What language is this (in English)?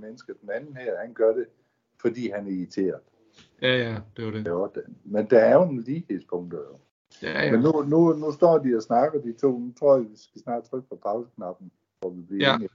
Danish